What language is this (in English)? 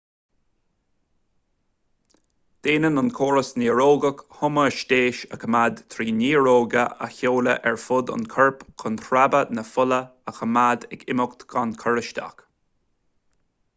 Irish